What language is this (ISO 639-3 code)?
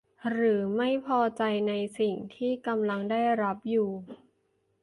tha